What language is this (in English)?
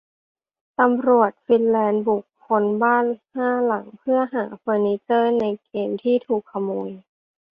Thai